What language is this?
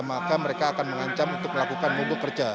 Indonesian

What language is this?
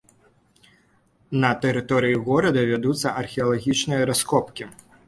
Belarusian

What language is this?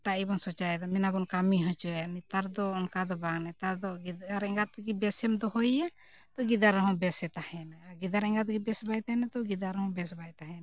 Santali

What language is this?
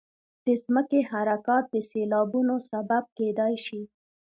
Pashto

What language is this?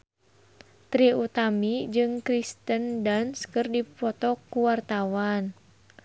Sundanese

